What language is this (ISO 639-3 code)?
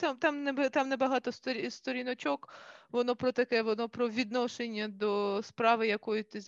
ukr